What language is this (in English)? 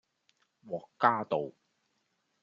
Cantonese